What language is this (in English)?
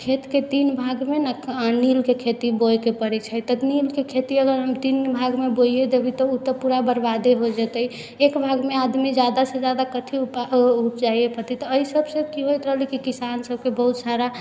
Maithili